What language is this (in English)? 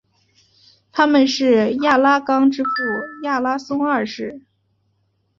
Chinese